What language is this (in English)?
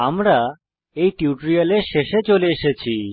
Bangla